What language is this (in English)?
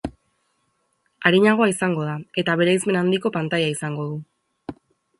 Basque